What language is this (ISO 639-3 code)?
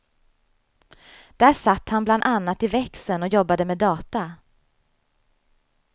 swe